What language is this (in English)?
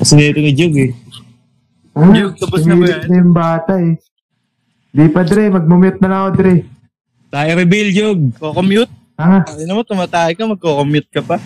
Filipino